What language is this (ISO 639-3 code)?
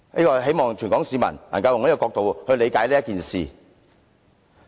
yue